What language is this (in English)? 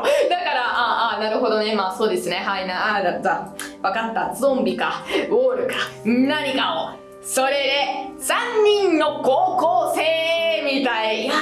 Japanese